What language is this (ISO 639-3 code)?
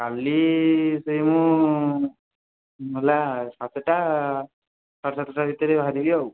ori